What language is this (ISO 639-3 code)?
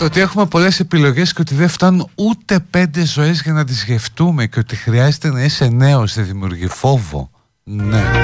ell